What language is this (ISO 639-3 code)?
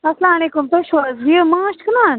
kas